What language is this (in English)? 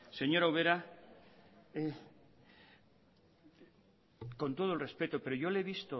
Spanish